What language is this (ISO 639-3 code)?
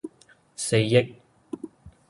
yue